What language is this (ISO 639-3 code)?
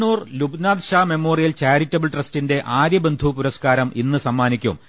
mal